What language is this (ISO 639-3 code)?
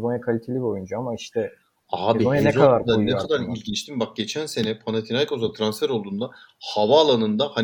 tur